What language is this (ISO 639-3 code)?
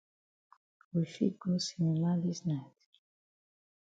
wes